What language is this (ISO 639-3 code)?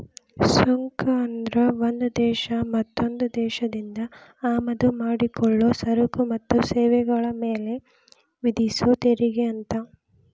kan